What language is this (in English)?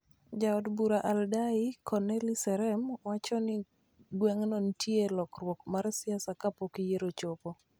Luo (Kenya and Tanzania)